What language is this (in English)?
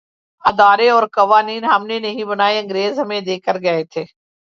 Urdu